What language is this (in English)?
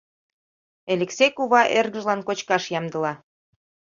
Mari